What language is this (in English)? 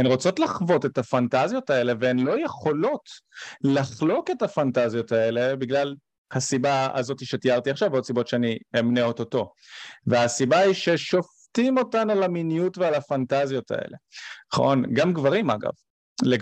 Hebrew